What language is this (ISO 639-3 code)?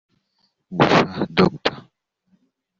kin